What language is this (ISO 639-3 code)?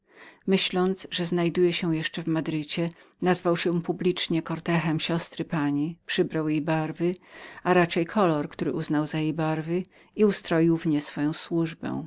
pol